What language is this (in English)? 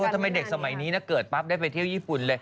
Thai